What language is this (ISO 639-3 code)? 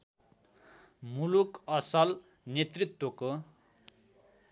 nep